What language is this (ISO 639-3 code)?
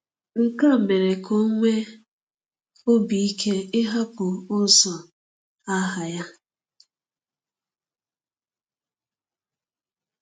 ibo